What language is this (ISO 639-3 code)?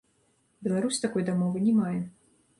bel